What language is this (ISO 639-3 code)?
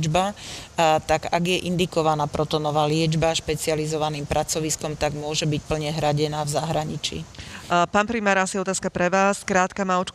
slk